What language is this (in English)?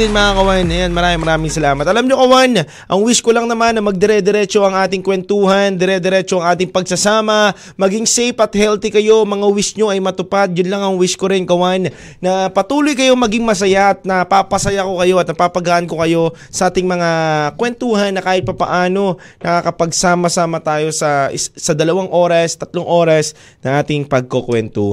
Filipino